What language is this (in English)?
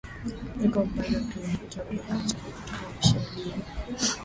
Swahili